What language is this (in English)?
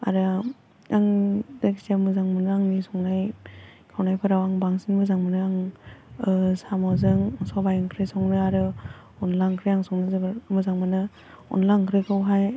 Bodo